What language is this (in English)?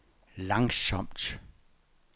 Danish